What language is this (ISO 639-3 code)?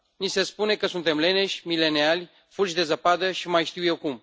ron